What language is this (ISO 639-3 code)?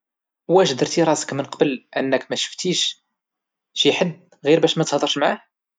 ary